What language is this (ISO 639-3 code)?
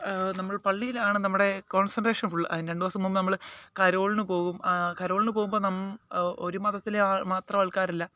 mal